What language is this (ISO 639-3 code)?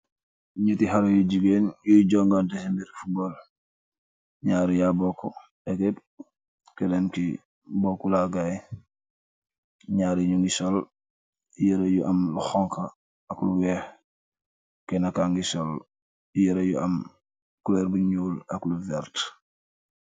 wol